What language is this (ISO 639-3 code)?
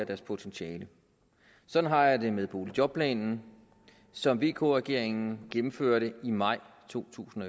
dan